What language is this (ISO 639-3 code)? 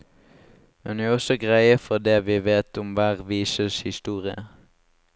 nor